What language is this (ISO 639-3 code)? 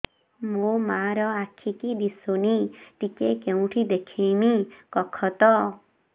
ori